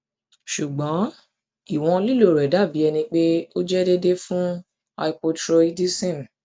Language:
Yoruba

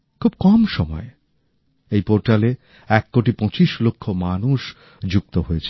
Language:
Bangla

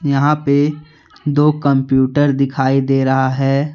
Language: Hindi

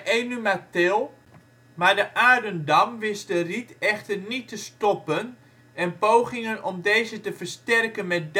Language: Dutch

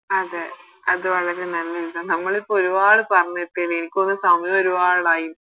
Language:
Malayalam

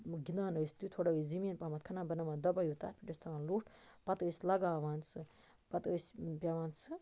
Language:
Kashmiri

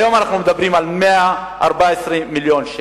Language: Hebrew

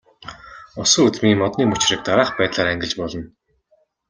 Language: Mongolian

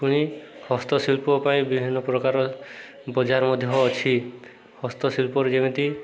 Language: Odia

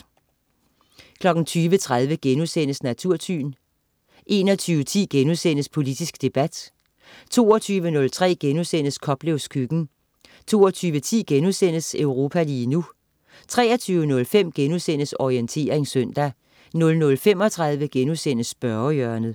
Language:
Danish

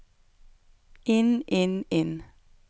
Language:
Norwegian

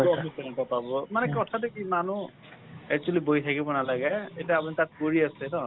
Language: Assamese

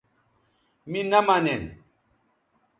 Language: Bateri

